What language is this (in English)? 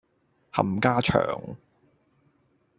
Cantonese